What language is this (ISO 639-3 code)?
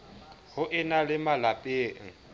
sot